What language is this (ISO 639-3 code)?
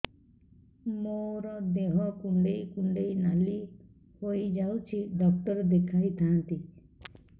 ori